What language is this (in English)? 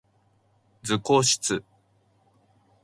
Japanese